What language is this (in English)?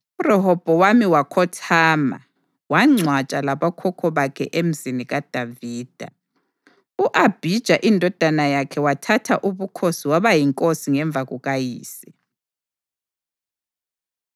North Ndebele